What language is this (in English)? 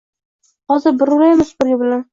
Uzbek